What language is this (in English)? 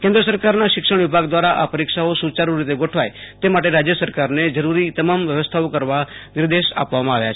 Gujarati